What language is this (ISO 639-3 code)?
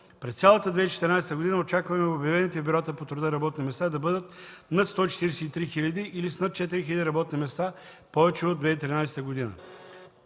bul